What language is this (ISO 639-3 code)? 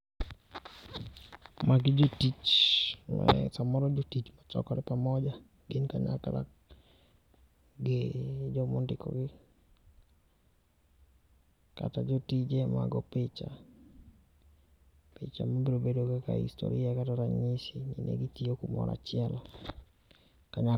luo